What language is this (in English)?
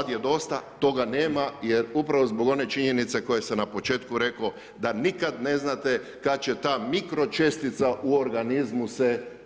Croatian